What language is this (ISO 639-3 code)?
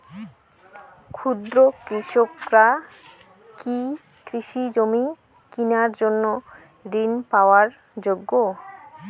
ben